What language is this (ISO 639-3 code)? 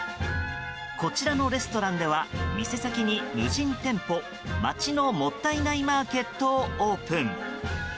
jpn